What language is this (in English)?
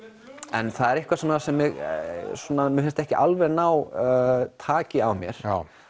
Icelandic